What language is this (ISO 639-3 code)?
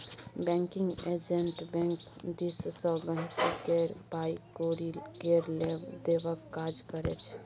mai